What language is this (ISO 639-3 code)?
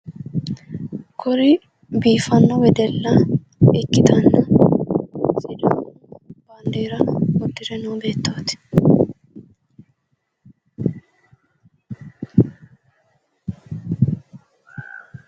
sid